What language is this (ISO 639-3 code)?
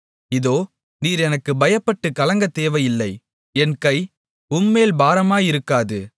tam